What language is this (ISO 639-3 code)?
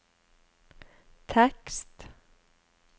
nor